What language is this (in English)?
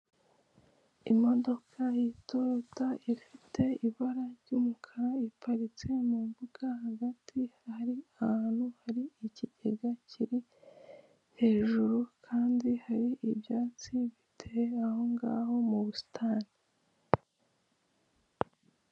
Kinyarwanda